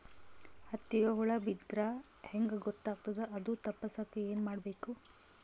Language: Kannada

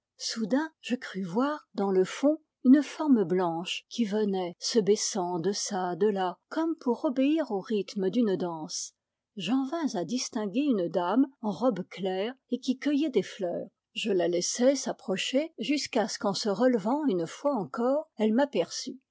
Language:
French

